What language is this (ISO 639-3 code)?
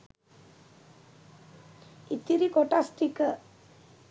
sin